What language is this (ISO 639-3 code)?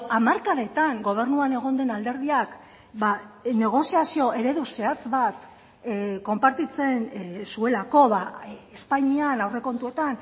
eus